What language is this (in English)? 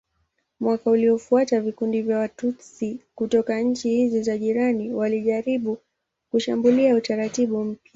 Swahili